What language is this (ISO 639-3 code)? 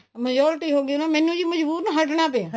pan